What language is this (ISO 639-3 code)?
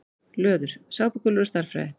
isl